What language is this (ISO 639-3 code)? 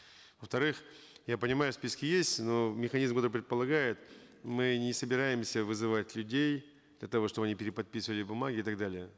kaz